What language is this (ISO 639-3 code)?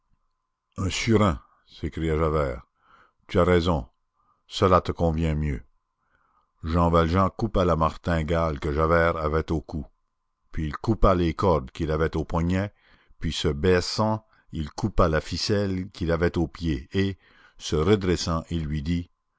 fra